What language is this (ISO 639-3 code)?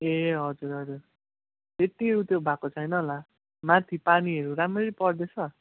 nep